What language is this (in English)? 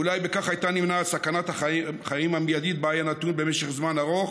Hebrew